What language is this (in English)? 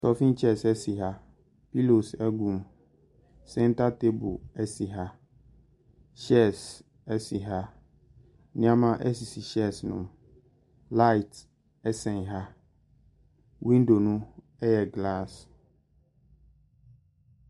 Akan